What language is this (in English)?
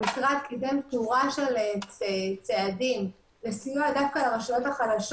Hebrew